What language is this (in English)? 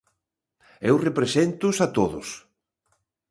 Galician